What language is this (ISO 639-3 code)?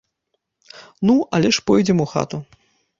bel